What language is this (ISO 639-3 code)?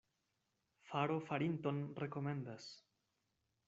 epo